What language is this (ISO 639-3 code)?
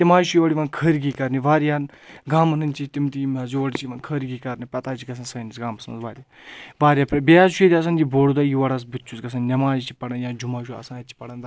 kas